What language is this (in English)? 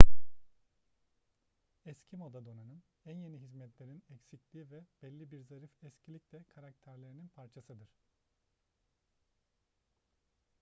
Turkish